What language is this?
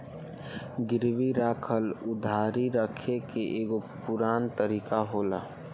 Bhojpuri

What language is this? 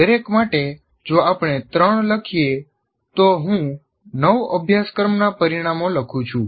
Gujarati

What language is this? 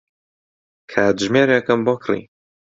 Central Kurdish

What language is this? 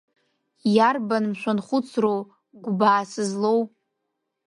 Abkhazian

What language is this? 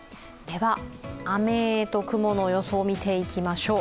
Japanese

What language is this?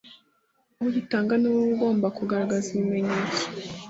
Kinyarwanda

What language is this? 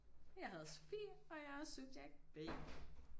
Danish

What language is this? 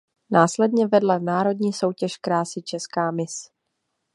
Czech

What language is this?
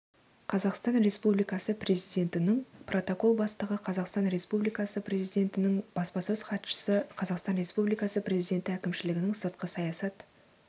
Kazakh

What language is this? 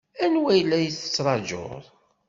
Kabyle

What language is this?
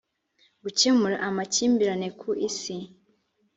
Kinyarwanda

